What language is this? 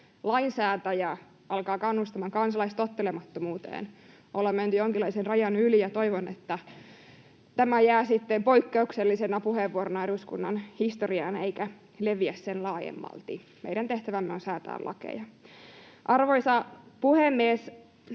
Finnish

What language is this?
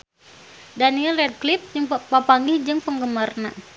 Sundanese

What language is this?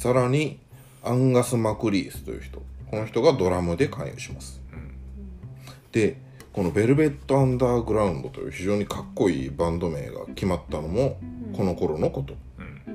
Japanese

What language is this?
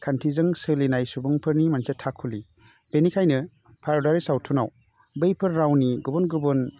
Bodo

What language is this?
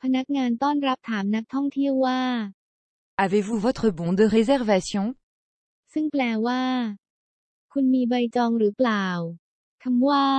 Thai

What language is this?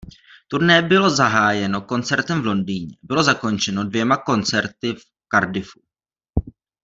Czech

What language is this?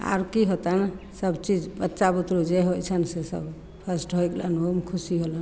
Maithili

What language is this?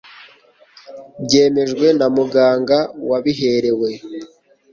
Kinyarwanda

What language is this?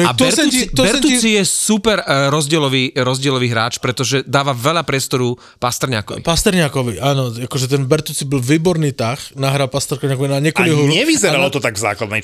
Slovak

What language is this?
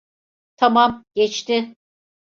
Turkish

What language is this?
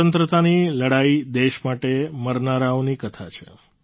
Gujarati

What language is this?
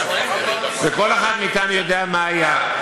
Hebrew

